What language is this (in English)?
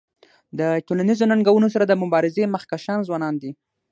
Pashto